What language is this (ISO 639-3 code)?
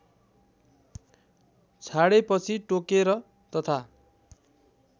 nep